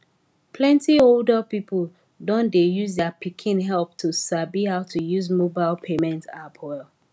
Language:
Nigerian Pidgin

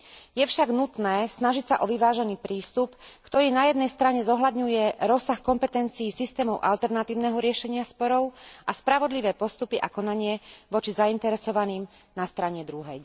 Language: Slovak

